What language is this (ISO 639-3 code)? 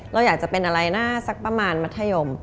tha